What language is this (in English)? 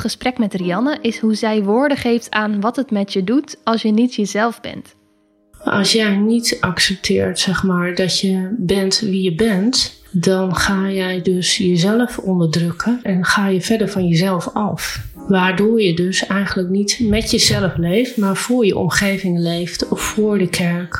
Dutch